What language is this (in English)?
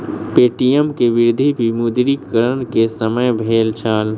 Maithili